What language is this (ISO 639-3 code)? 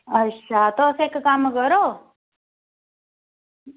doi